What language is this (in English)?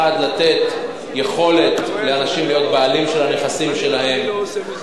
Hebrew